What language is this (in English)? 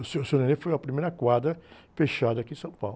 Portuguese